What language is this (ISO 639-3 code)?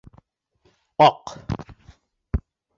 bak